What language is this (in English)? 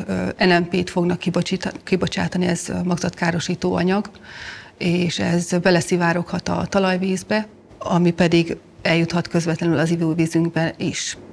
Hungarian